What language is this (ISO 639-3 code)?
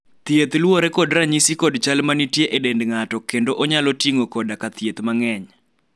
luo